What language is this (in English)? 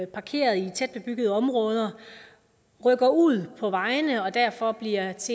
Danish